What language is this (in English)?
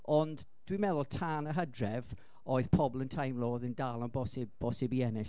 Welsh